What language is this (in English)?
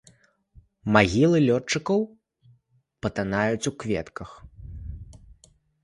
Belarusian